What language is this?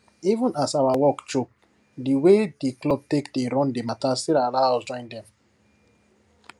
Nigerian Pidgin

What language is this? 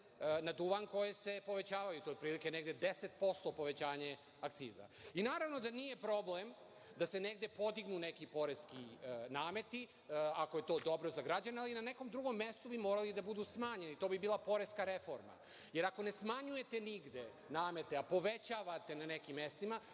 Serbian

